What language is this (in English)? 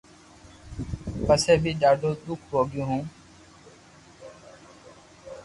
Loarki